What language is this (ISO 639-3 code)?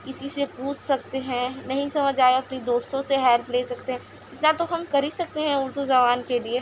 urd